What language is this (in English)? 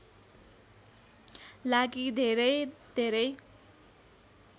Nepali